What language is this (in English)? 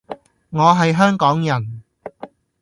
Cantonese